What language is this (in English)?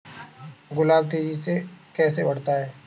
Hindi